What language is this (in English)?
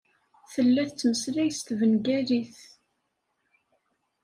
Kabyle